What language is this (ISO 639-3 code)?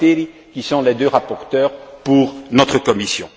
fra